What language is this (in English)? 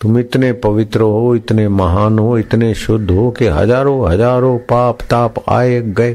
Hindi